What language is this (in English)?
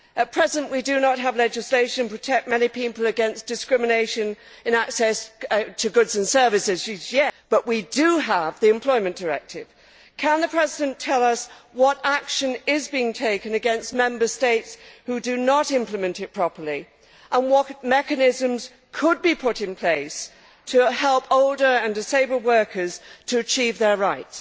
English